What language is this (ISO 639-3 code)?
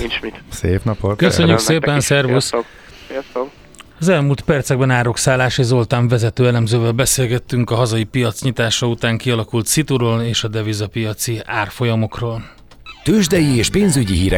hun